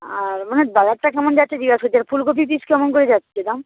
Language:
Bangla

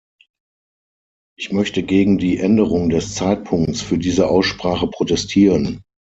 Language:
German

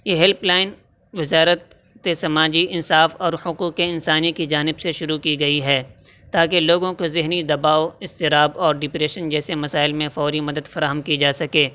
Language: Urdu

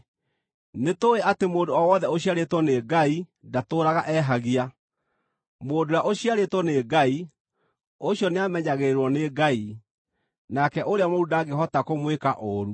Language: Kikuyu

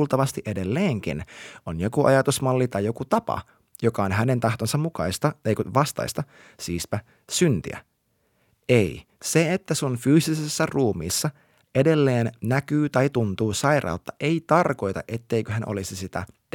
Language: Finnish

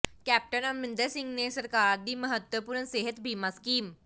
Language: Punjabi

